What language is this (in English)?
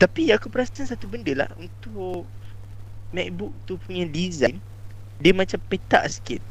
Malay